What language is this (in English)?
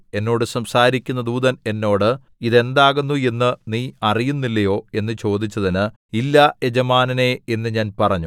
Malayalam